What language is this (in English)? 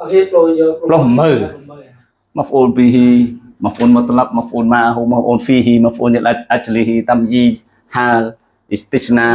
Indonesian